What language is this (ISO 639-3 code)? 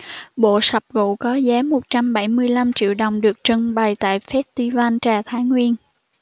vie